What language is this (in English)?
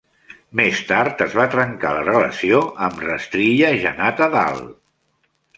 Catalan